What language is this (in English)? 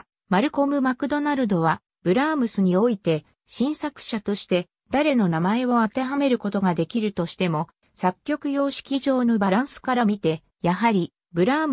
Japanese